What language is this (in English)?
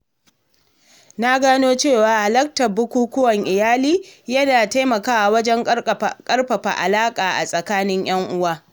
Hausa